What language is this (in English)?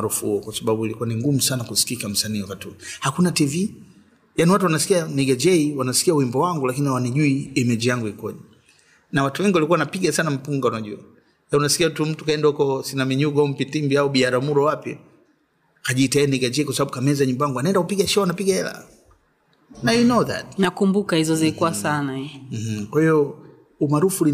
Swahili